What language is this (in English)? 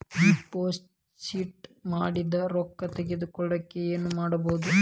Kannada